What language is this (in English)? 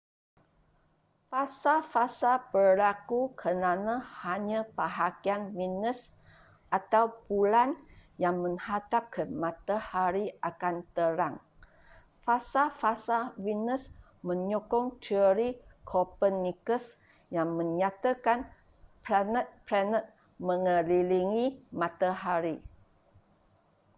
Malay